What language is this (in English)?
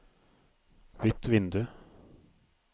Norwegian